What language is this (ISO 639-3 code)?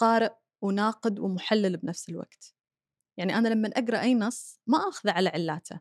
ara